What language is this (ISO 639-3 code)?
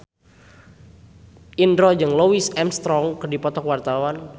sun